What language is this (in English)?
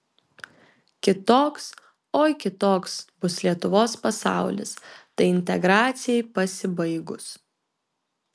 Lithuanian